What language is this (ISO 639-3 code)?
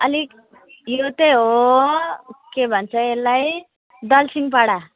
nep